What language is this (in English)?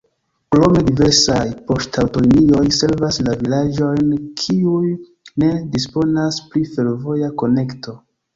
Esperanto